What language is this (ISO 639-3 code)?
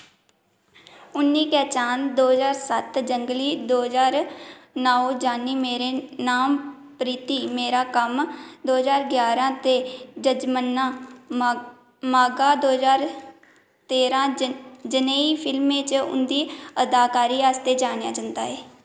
doi